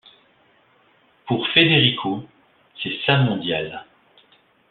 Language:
French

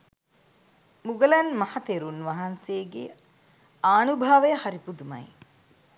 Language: Sinhala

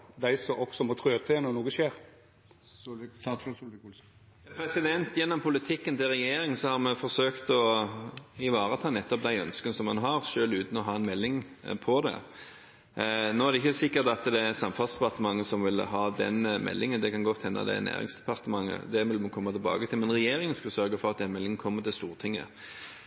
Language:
Norwegian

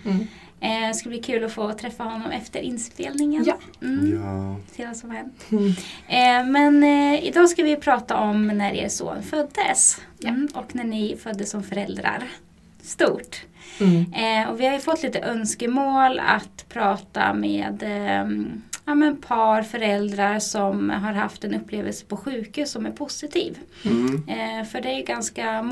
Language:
Swedish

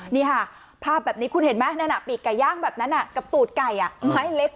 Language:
Thai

